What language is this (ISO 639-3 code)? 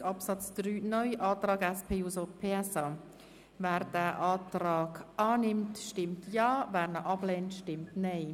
gsw